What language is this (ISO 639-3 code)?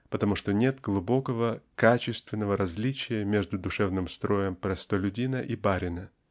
rus